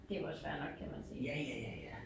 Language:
Danish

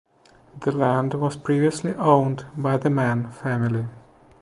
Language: English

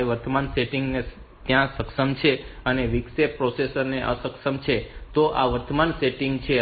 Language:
Gujarati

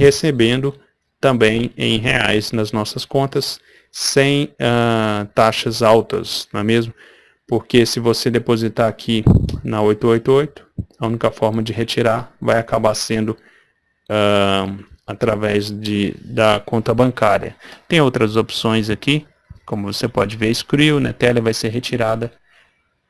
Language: Portuguese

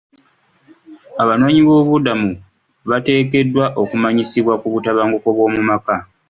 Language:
Ganda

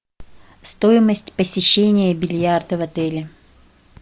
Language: Russian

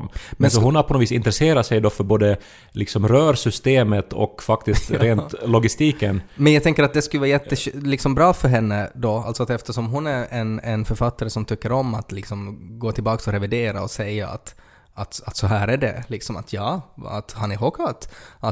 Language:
Swedish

